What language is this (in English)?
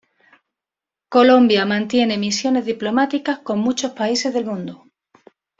Spanish